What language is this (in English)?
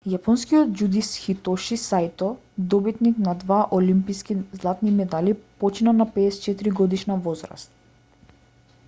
Macedonian